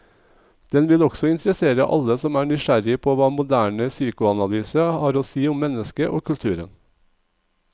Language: Norwegian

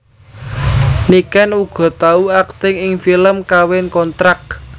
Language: Javanese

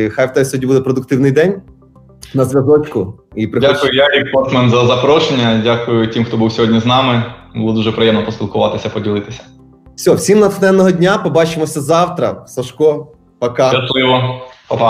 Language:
Ukrainian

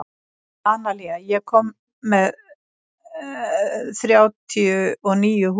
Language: Icelandic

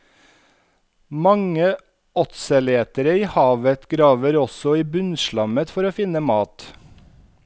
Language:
Norwegian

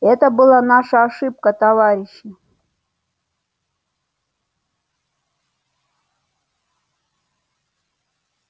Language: Russian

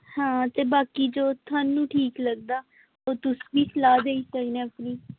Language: Dogri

